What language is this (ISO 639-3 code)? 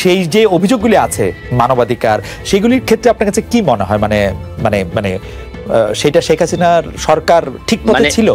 ben